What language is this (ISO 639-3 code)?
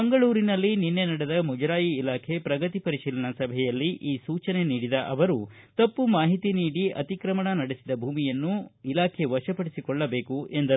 kan